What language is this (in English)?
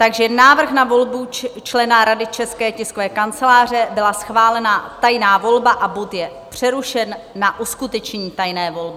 Czech